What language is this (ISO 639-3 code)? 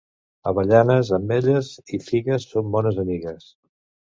cat